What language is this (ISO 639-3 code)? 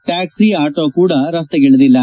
kan